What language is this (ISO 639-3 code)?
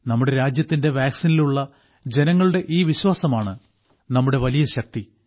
mal